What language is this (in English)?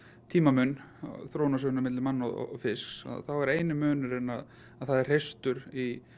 Icelandic